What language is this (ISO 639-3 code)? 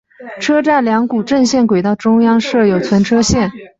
zho